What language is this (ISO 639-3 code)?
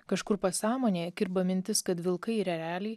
lit